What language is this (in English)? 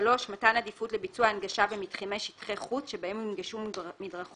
Hebrew